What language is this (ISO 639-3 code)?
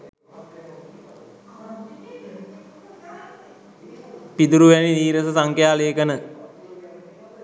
sin